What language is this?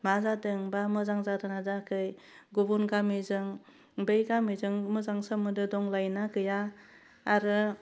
Bodo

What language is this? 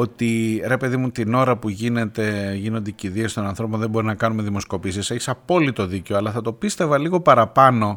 Greek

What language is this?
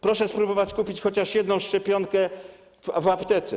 Polish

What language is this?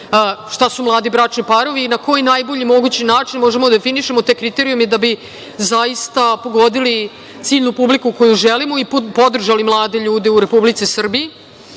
Serbian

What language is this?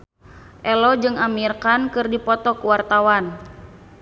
Sundanese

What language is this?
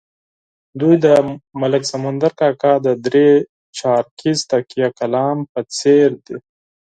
Pashto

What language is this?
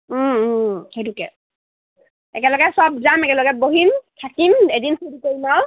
Assamese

